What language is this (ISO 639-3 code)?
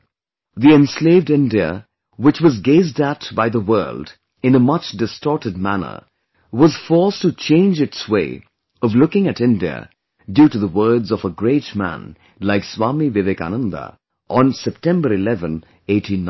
eng